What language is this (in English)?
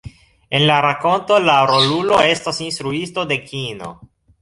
Esperanto